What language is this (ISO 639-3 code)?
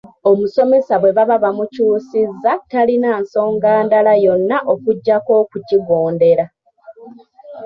lug